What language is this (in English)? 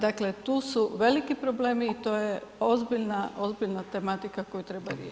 Croatian